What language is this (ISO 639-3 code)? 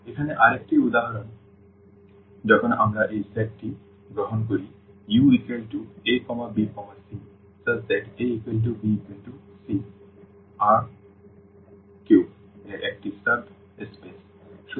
ben